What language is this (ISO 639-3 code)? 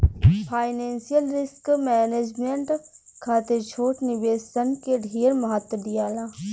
bho